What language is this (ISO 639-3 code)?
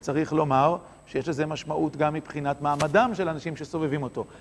heb